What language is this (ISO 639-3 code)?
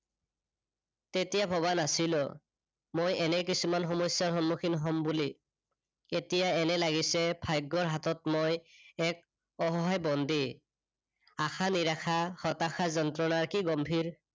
asm